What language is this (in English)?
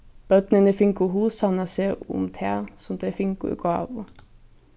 Faroese